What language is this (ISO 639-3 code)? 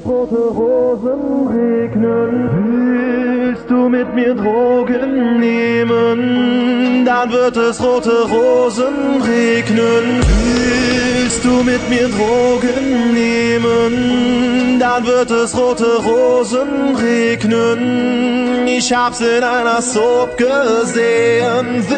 ron